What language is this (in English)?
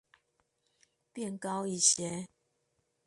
Chinese